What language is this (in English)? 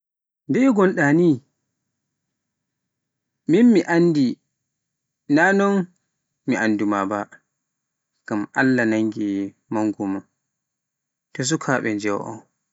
Pular